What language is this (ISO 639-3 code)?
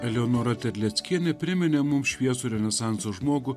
lit